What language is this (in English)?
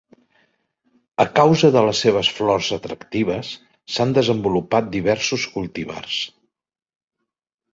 Catalan